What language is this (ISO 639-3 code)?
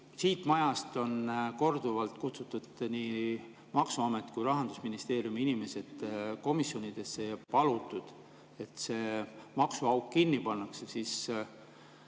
est